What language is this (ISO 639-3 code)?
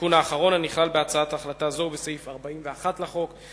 heb